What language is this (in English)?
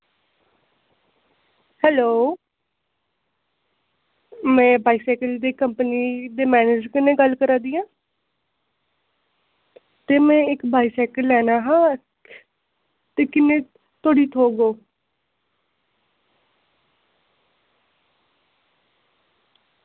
Dogri